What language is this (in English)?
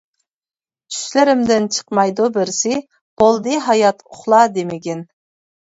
Uyghur